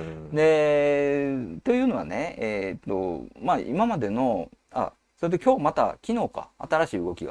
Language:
Japanese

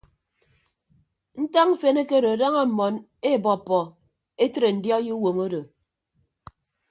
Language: Ibibio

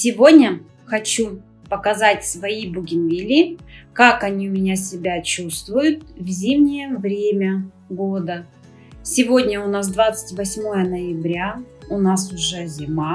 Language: Russian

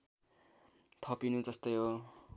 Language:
Nepali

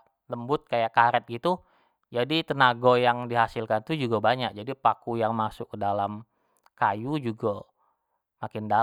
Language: Jambi Malay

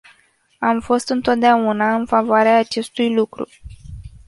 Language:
Romanian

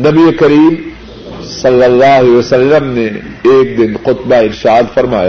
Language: Urdu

